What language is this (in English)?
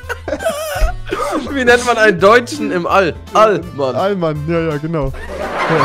German